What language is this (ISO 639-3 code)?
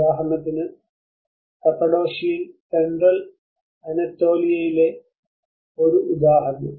mal